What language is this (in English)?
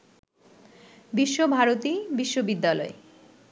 Bangla